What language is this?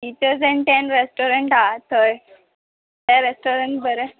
Konkani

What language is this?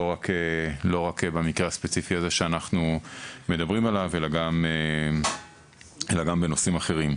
Hebrew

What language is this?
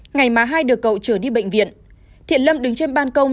Vietnamese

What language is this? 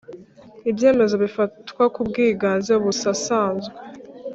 Kinyarwanda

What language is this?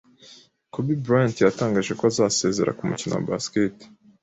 Kinyarwanda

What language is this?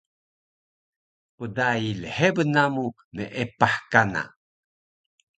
Taroko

